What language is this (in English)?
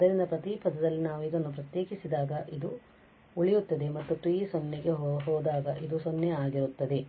Kannada